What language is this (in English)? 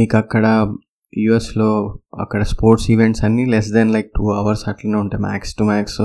Telugu